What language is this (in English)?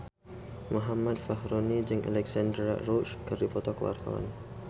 Sundanese